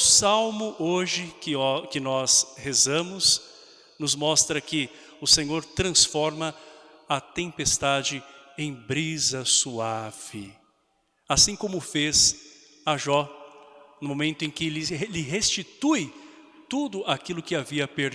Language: Portuguese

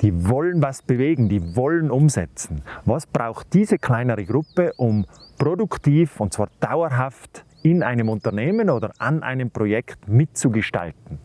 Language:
German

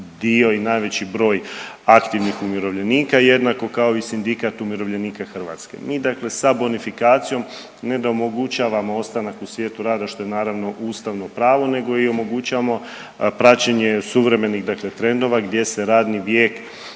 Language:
Croatian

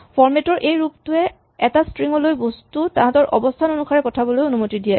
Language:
Assamese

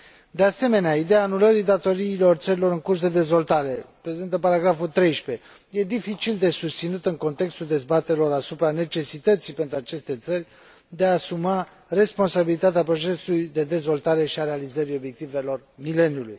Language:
Romanian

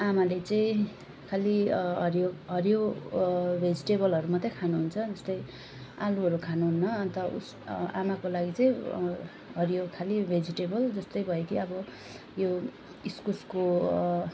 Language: Nepali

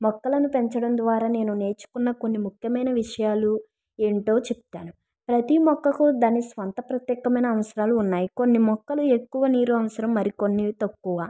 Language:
Telugu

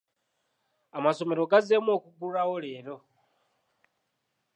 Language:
Ganda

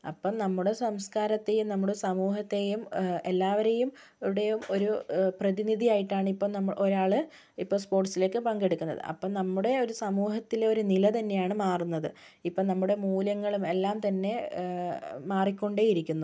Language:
Malayalam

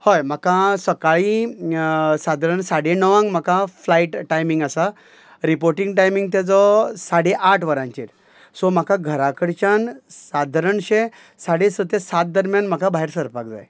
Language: Konkani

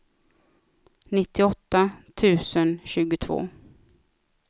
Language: Swedish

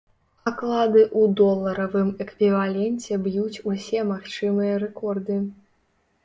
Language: Belarusian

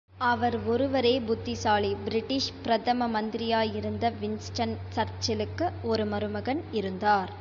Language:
Tamil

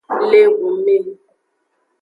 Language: Aja (Benin)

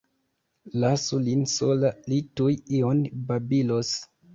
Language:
Esperanto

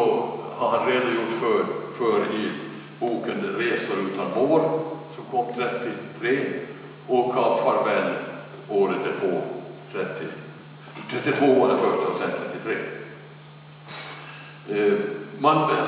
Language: Swedish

